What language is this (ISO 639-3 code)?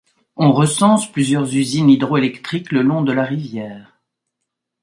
fra